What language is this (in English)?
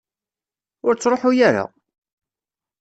Kabyle